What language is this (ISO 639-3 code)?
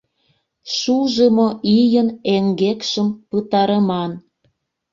chm